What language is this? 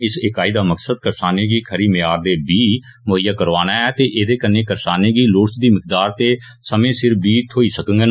Dogri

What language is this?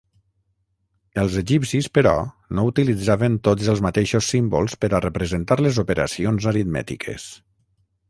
Catalan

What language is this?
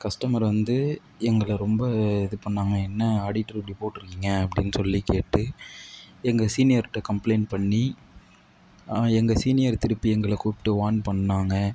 Tamil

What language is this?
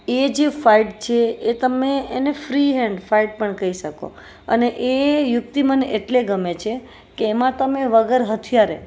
Gujarati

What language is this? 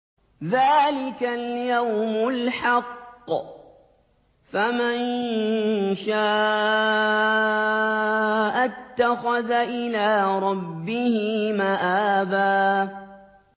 Arabic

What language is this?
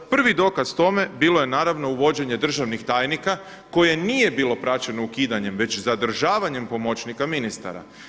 Croatian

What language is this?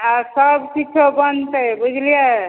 Maithili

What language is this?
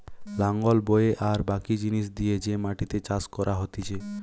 Bangla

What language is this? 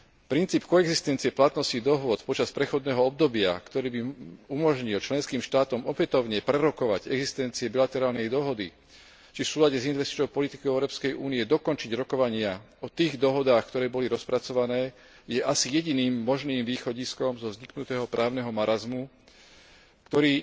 Slovak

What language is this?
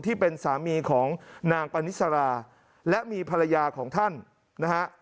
Thai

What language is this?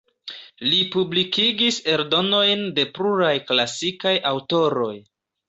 Esperanto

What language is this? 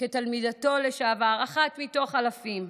Hebrew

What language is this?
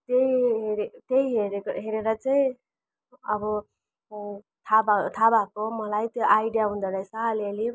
Nepali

